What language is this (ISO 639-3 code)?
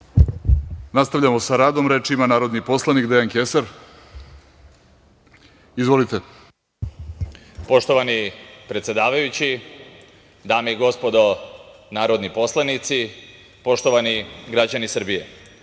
srp